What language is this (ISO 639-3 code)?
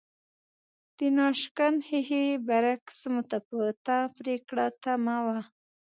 pus